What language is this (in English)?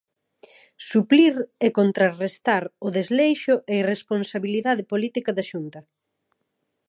Galician